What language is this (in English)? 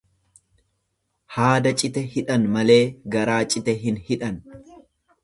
Oromo